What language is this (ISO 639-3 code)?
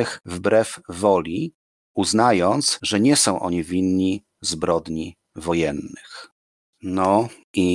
pol